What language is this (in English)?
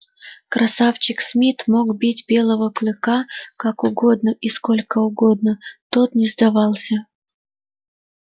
Russian